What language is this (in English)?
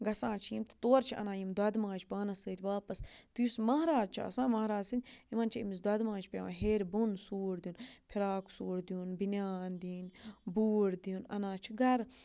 Kashmiri